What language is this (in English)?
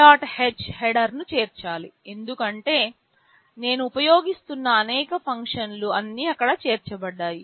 Telugu